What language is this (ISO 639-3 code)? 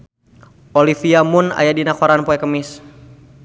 sun